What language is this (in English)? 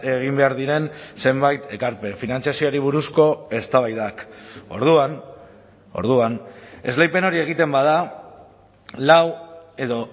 Basque